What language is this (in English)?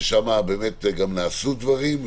Hebrew